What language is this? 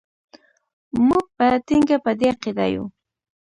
Pashto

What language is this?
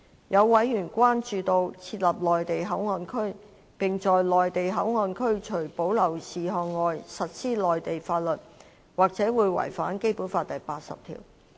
Cantonese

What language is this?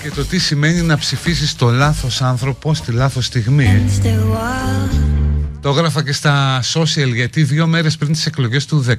Greek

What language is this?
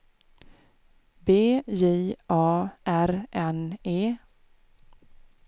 Swedish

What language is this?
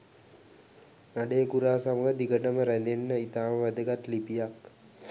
Sinhala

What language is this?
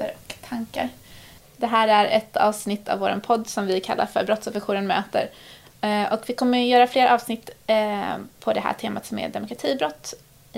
Swedish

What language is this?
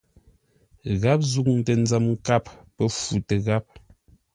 Ngombale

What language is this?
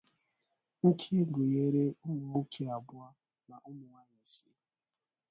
Igbo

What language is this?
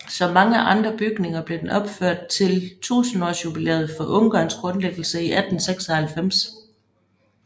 Danish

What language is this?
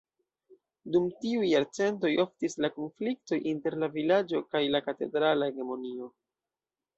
Esperanto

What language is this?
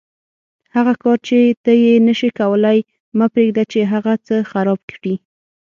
Pashto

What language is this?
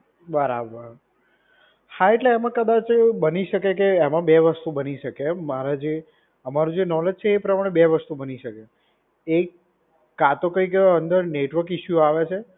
Gujarati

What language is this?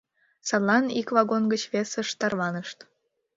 Mari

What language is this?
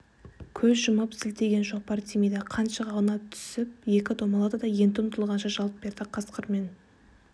Kazakh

